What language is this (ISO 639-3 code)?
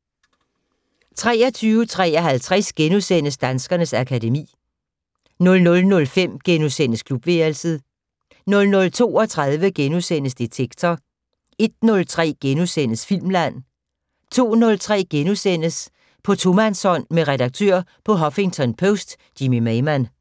dan